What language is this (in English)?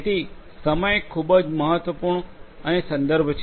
Gujarati